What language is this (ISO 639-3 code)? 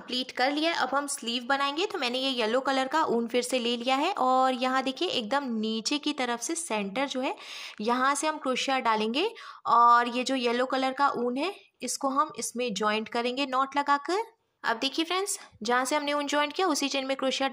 hin